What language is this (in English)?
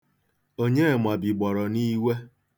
Igbo